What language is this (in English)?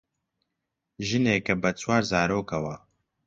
Central Kurdish